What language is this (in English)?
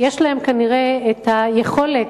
Hebrew